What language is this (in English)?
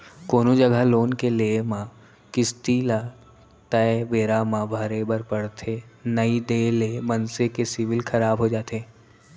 Chhattisgarhi